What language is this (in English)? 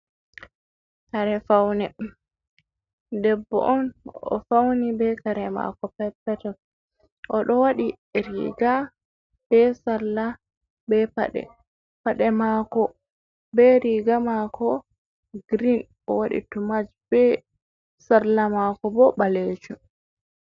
Fula